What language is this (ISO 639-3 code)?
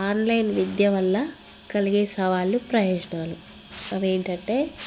tel